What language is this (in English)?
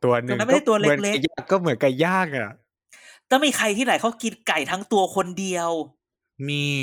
Thai